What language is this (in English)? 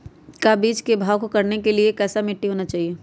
Magahi